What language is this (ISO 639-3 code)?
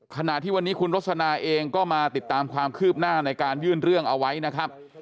tha